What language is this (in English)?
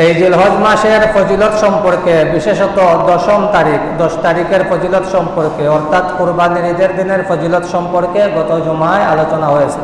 Indonesian